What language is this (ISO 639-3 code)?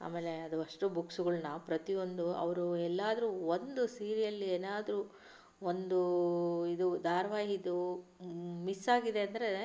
kan